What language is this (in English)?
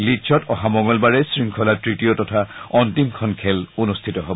Assamese